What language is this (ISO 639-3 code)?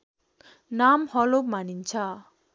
nep